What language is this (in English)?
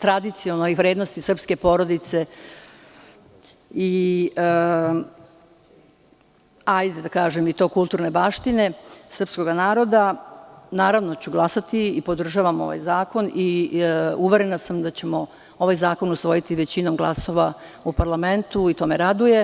Serbian